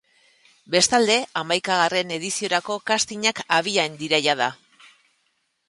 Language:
Basque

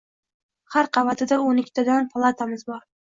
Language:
Uzbek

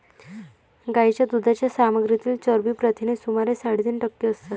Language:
Marathi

